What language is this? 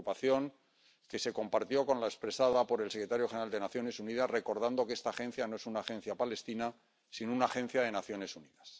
Spanish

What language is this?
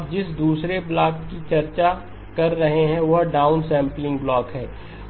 Hindi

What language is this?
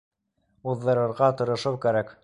Bashkir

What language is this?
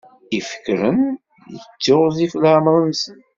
Kabyle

